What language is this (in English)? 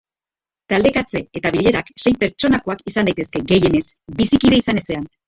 Basque